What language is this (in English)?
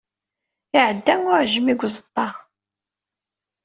Kabyle